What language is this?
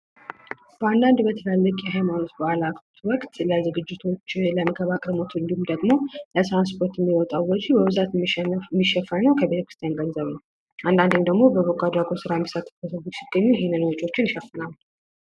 Amharic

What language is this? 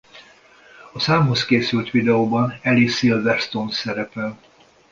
Hungarian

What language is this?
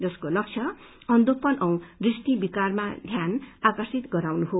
Nepali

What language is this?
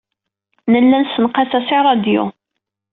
Kabyle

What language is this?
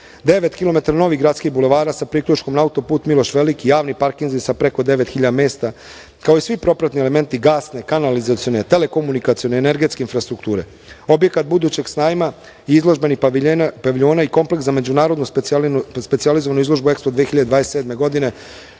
Serbian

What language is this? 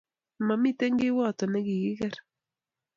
Kalenjin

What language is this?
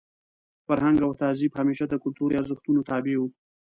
Pashto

